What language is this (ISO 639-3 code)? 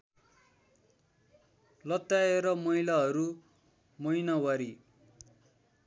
nep